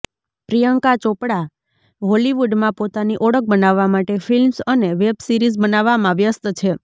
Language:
Gujarati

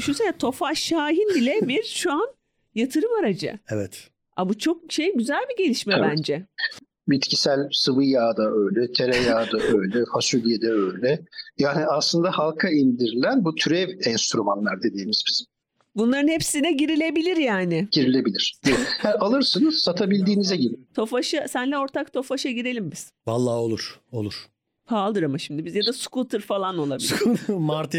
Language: Turkish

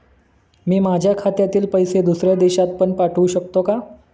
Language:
Marathi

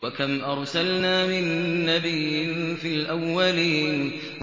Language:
Arabic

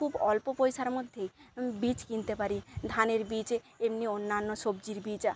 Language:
Bangla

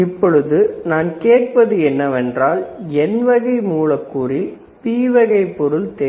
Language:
Tamil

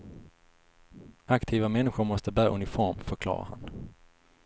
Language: Swedish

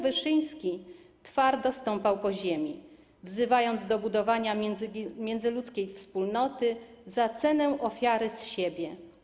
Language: Polish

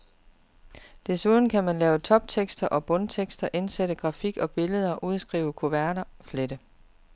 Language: Danish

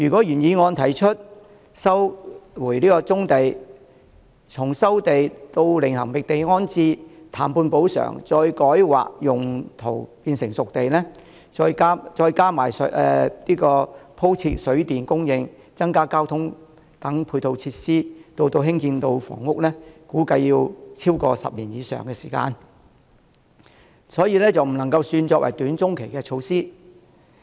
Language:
Cantonese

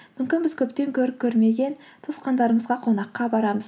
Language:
Kazakh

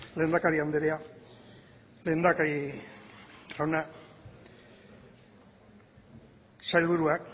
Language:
Basque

